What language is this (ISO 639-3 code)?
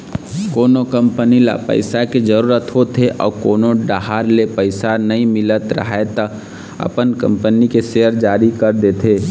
hne